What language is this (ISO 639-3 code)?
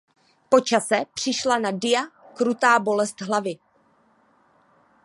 ces